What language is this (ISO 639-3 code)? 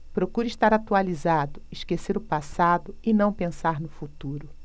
por